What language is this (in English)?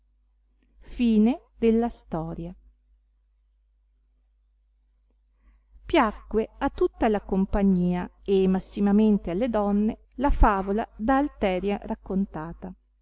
Italian